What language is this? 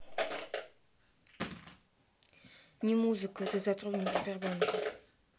Russian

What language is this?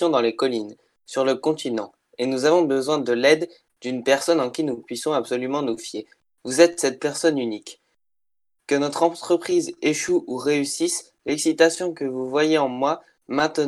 French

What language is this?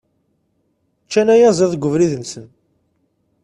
Kabyle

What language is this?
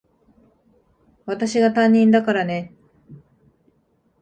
Japanese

